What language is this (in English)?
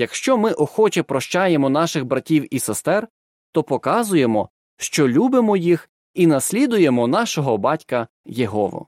Ukrainian